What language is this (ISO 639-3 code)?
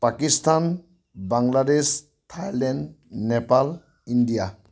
asm